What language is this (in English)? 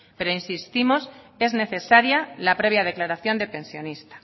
Spanish